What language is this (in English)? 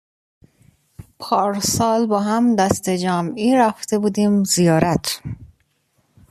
Persian